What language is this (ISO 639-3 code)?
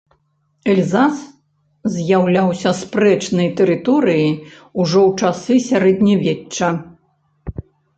bel